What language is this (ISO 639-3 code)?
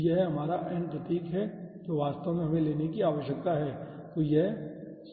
hin